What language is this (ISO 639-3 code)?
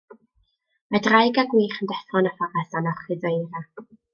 cym